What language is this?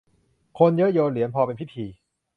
Thai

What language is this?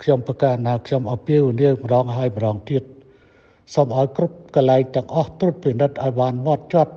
Thai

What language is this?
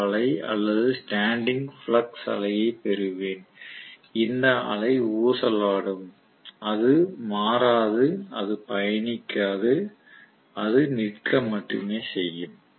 Tamil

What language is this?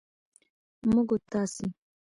Pashto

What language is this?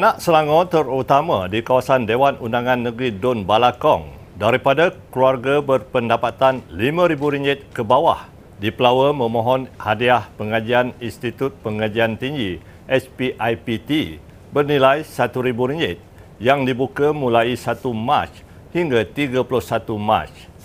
Malay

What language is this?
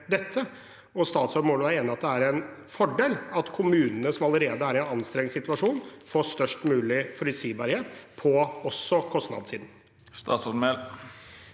Norwegian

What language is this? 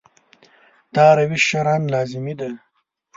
Pashto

